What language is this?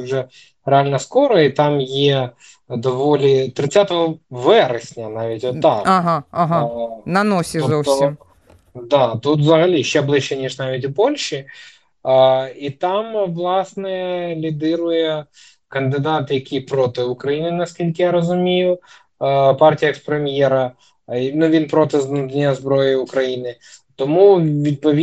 Ukrainian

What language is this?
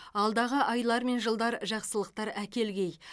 Kazakh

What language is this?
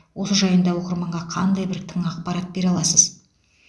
Kazakh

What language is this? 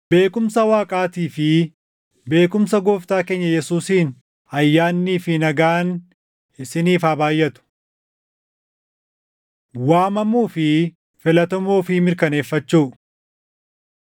Oromo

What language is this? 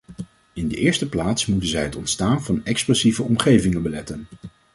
Dutch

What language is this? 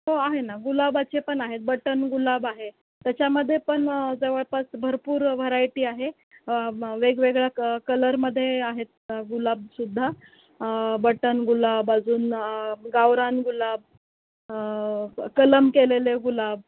Marathi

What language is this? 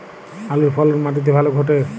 Bangla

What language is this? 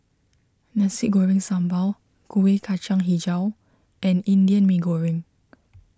English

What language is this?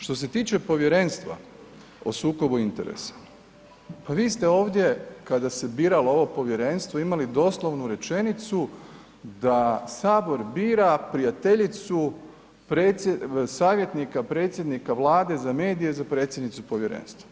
Croatian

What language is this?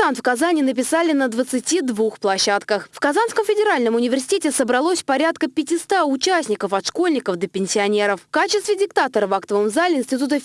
Russian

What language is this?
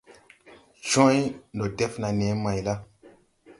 Tupuri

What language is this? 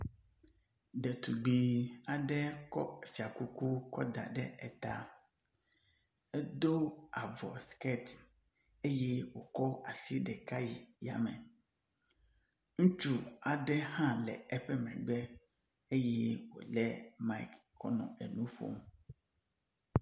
Ewe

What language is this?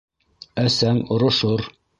Bashkir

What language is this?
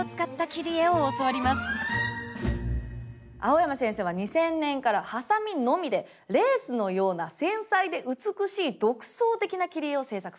Japanese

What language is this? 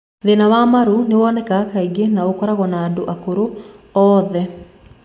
Kikuyu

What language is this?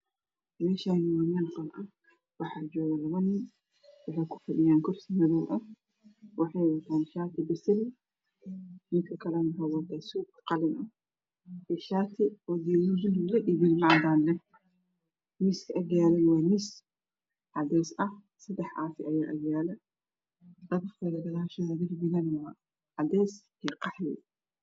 Somali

